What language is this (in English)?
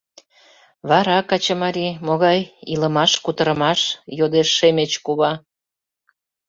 Mari